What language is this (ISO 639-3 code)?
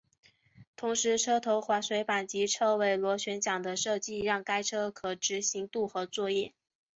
zho